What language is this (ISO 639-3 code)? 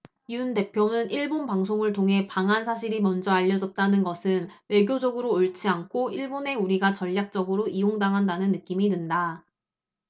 kor